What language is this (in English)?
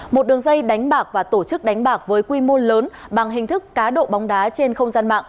Vietnamese